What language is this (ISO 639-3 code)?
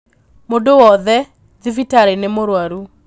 kik